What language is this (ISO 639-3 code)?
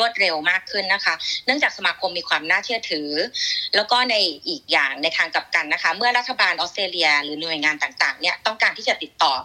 tha